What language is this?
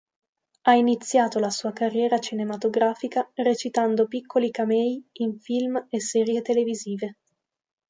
Italian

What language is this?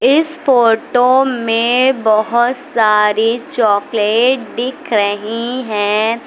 Hindi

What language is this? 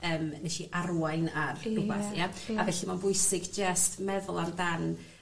Welsh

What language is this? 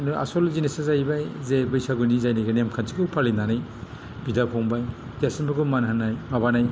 Bodo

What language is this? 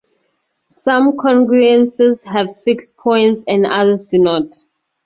English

